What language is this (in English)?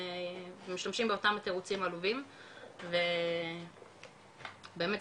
Hebrew